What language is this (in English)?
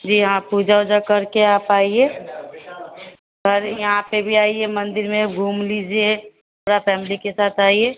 Hindi